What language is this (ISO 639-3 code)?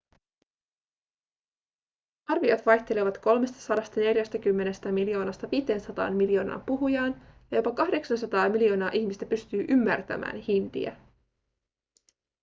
fin